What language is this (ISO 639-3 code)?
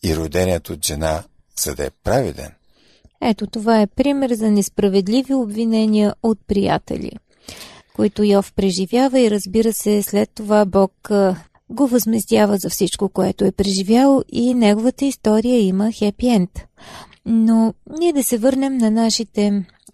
bul